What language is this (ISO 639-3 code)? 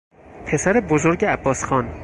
fas